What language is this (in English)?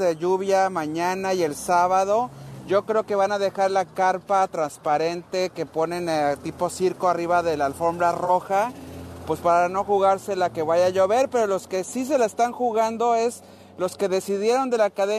Spanish